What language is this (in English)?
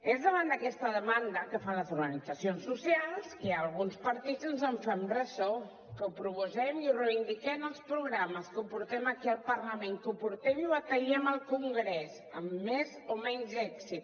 Catalan